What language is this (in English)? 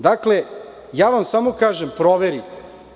Serbian